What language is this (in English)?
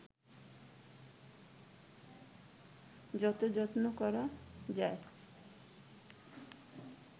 Bangla